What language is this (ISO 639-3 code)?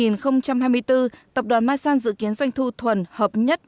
vie